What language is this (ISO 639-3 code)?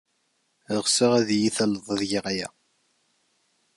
kab